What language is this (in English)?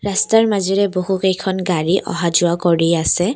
Assamese